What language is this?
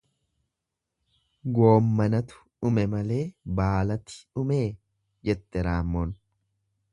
Oromo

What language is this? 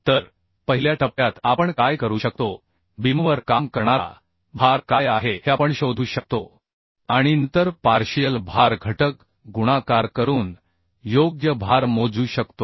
Marathi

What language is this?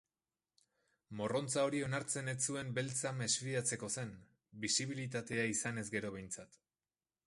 Basque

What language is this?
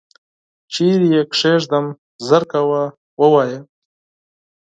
Pashto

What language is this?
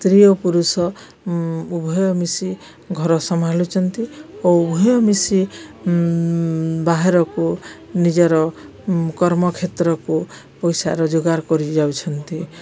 Odia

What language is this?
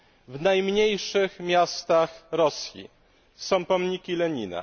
Polish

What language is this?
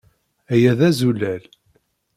Kabyle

